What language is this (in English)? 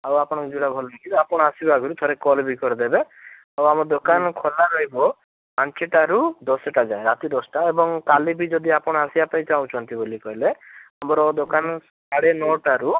Odia